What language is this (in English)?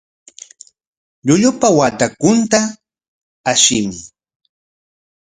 Corongo Ancash Quechua